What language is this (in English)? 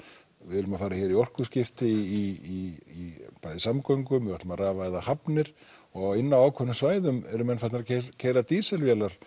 Icelandic